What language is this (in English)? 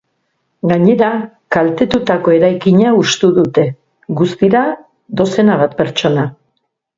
Basque